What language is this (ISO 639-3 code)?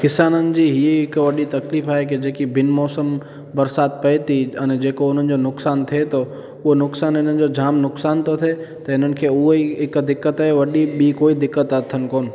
snd